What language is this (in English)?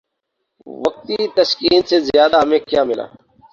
Urdu